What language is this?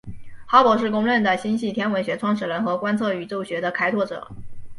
Chinese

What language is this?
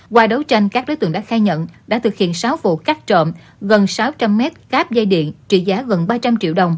Vietnamese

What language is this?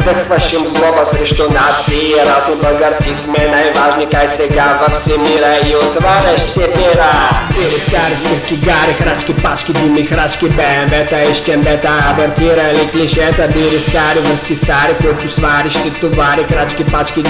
Bulgarian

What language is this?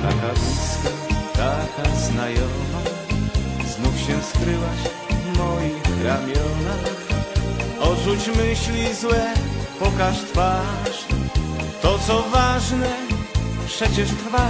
Polish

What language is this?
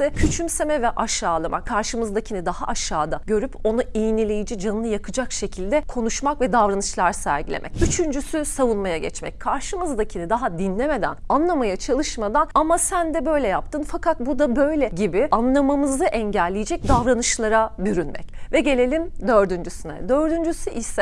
Turkish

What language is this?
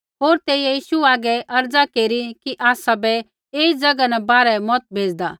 Kullu Pahari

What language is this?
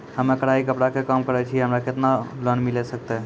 Maithili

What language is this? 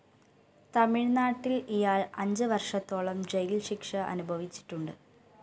Malayalam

